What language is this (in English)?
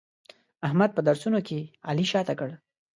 Pashto